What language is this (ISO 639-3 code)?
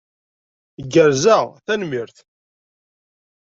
kab